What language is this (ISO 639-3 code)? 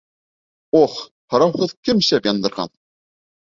bak